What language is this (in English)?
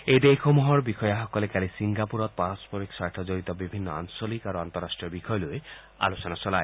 Assamese